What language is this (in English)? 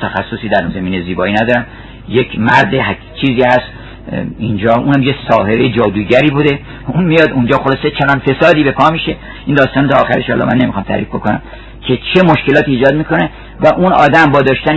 Persian